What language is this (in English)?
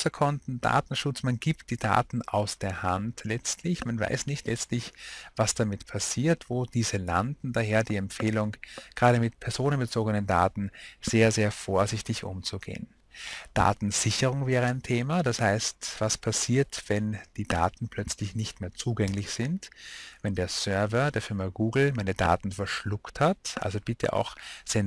German